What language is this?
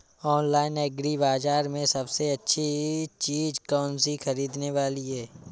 Hindi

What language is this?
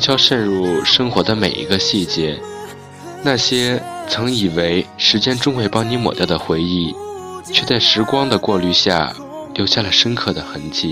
Chinese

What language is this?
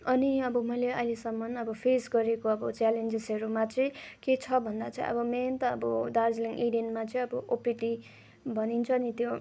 Nepali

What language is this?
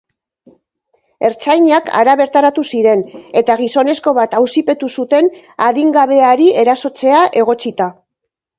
Basque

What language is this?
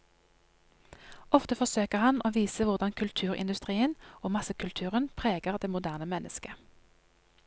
Norwegian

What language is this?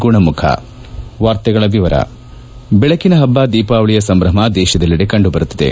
Kannada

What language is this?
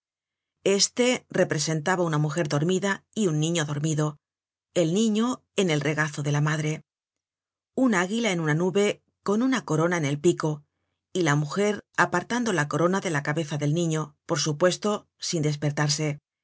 Spanish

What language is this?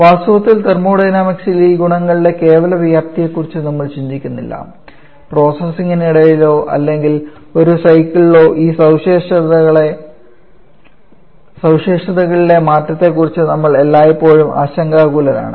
Malayalam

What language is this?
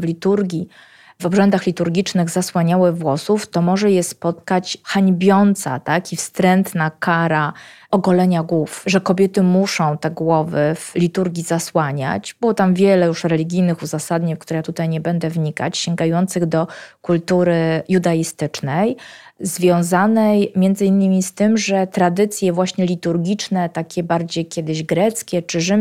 Polish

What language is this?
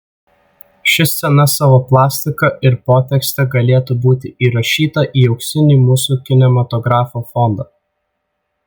Lithuanian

